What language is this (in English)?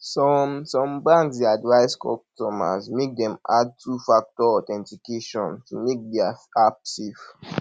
Nigerian Pidgin